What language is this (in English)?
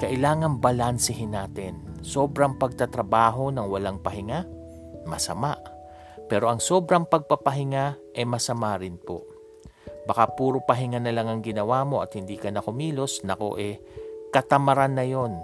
Filipino